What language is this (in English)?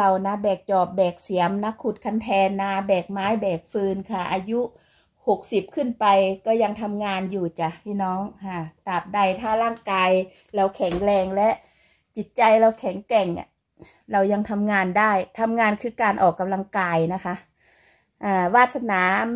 Thai